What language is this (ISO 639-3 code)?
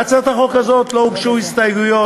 heb